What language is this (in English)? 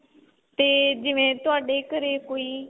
Punjabi